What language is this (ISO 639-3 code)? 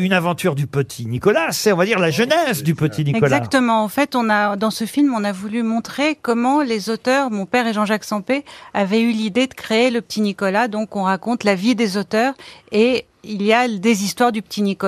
fra